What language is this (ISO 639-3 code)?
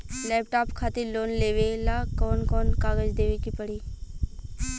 bho